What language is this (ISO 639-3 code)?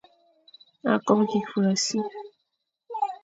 fan